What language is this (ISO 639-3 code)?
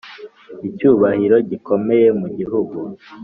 kin